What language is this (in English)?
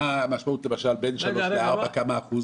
Hebrew